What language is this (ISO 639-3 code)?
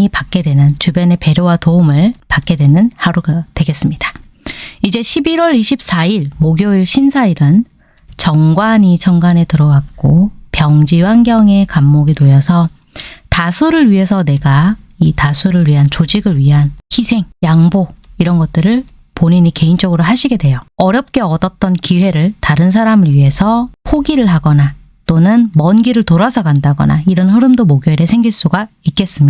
kor